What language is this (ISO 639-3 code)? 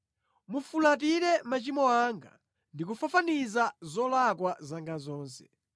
nya